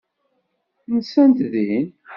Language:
Kabyle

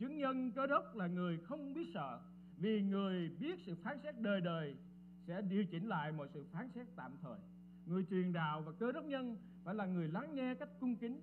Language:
Vietnamese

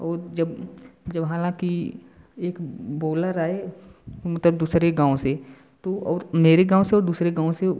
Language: Hindi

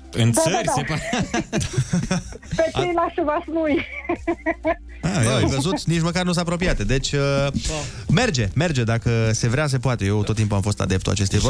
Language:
Romanian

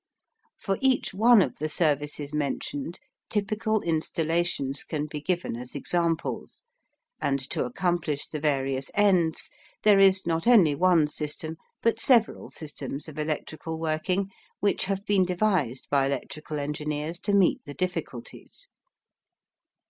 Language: English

